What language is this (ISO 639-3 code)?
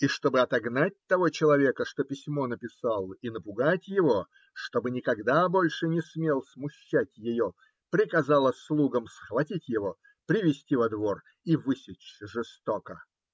rus